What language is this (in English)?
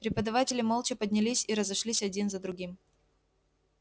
Russian